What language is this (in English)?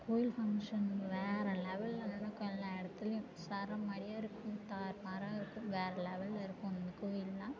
Tamil